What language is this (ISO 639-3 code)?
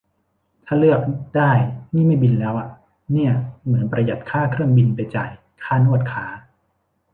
tha